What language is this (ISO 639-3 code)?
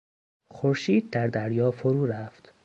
fas